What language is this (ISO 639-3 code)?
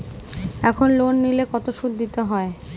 ben